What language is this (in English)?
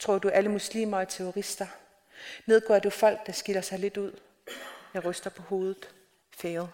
Danish